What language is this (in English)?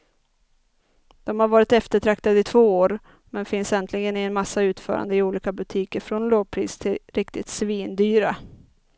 Swedish